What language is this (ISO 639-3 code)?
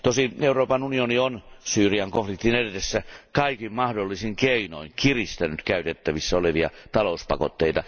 fin